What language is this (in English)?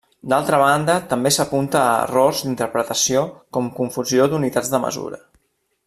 Catalan